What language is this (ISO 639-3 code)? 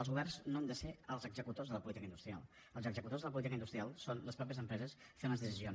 cat